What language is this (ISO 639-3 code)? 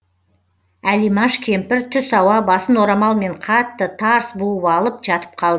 kaz